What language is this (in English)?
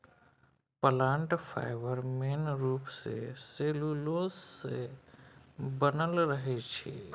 Maithili